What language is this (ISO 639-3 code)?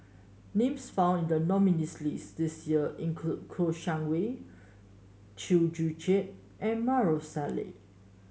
eng